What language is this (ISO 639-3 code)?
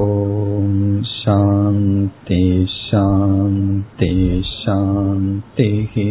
tam